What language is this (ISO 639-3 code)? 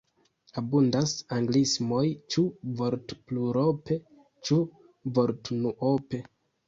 epo